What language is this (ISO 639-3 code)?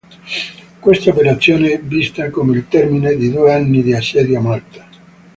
ita